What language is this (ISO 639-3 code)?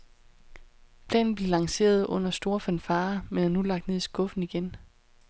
dan